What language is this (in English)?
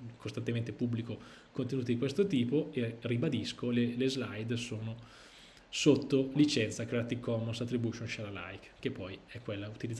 Italian